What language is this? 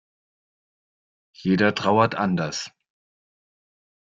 German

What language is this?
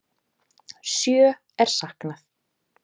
Icelandic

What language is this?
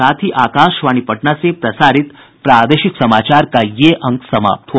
Hindi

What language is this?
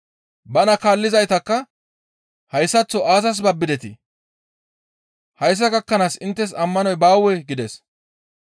Gamo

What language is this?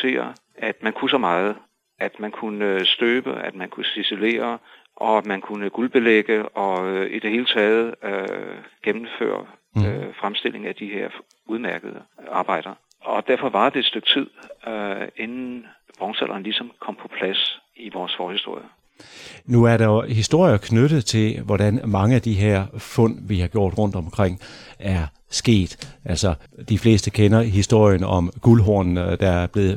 Danish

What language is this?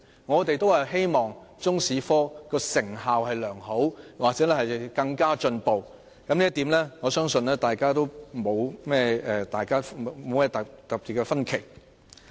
Cantonese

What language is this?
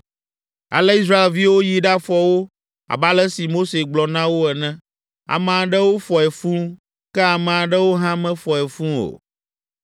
Ewe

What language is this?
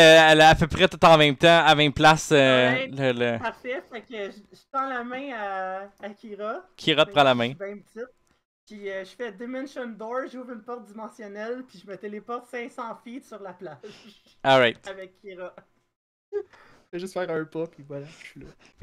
French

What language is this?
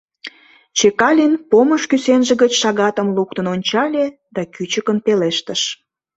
Mari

